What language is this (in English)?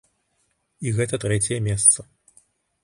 Belarusian